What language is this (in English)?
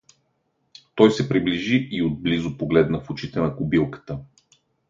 Bulgarian